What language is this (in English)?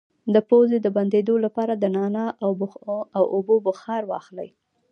Pashto